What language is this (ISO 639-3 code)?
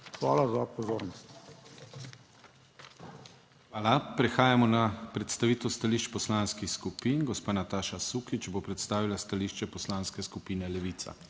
slv